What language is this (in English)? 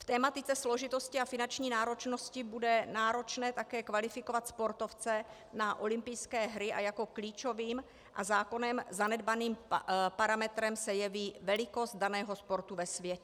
Czech